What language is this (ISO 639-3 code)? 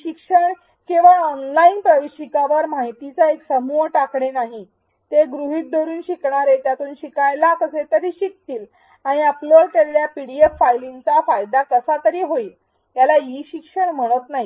mar